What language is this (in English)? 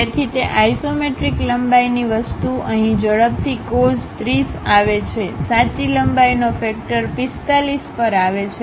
Gujarati